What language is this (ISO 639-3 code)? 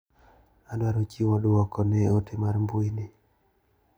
luo